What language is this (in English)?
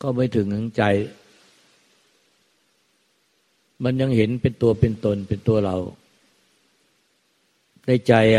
Thai